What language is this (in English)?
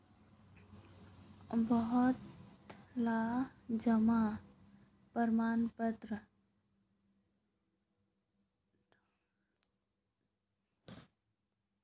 Magahi